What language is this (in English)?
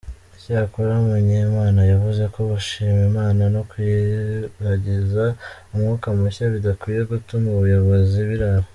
Kinyarwanda